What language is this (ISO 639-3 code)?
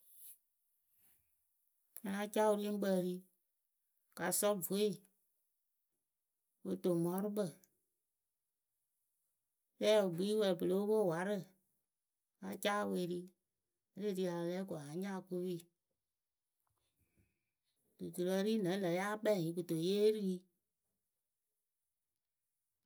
keu